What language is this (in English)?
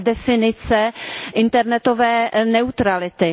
Czech